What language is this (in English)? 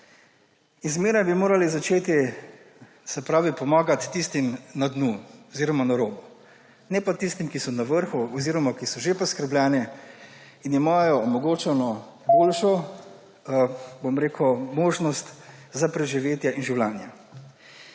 Slovenian